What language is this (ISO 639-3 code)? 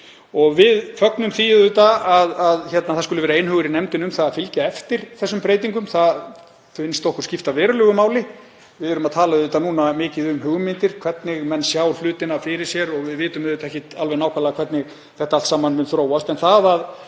isl